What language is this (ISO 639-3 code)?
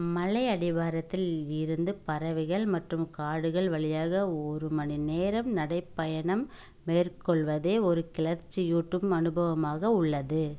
tam